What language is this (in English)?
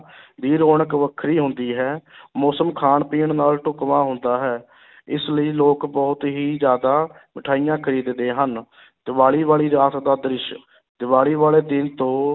Punjabi